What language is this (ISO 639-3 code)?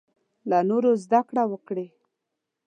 pus